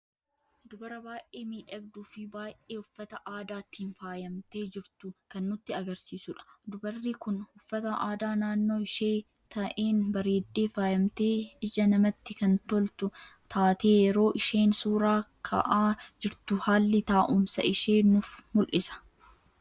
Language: Oromo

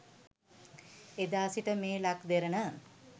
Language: Sinhala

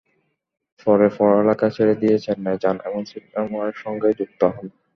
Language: Bangla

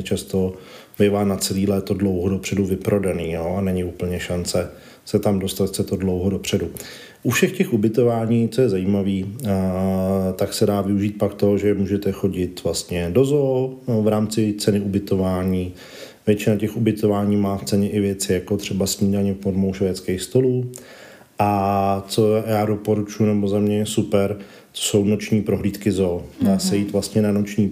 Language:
Czech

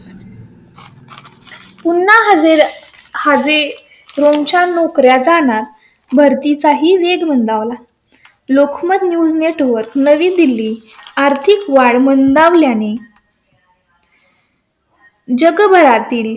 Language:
Marathi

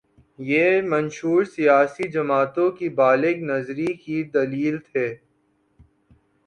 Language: Urdu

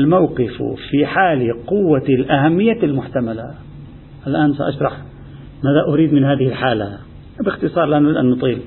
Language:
Arabic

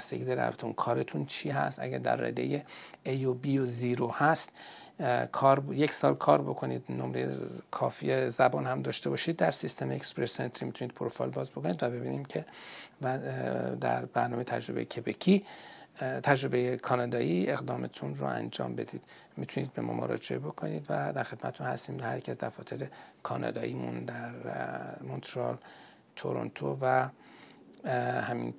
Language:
Persian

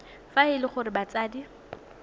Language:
Tswana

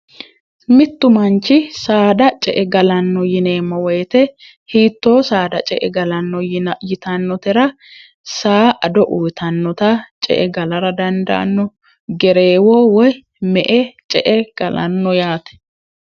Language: Sidamo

